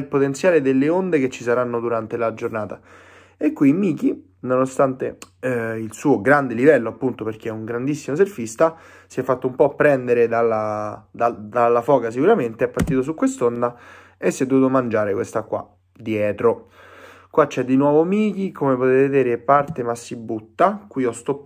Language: Italian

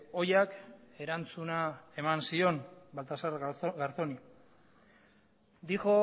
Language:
Basque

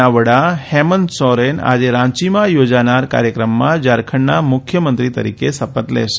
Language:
Gujarati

